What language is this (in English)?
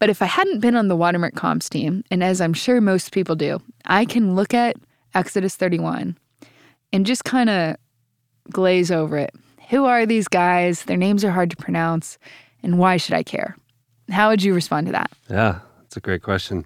English